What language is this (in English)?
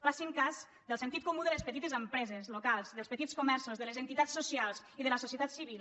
Catalan